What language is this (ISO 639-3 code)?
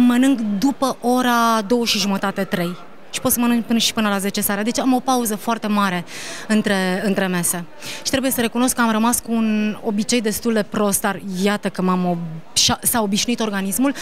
ron